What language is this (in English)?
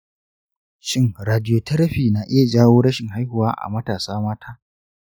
Hausa